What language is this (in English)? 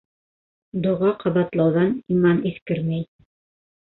Bashkir